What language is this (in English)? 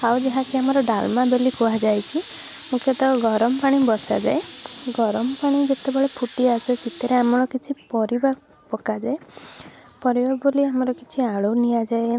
Odia